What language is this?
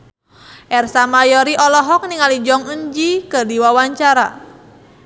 Sundanese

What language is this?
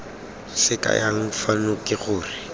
Tswana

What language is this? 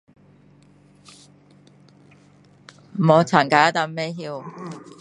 Min Dong Chinese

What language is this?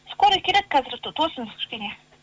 Kazakh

